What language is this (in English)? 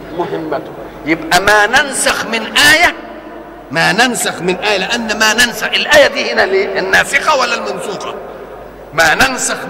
Arabic